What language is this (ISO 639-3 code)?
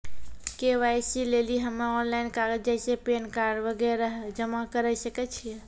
mai